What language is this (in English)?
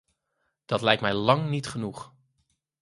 Dutch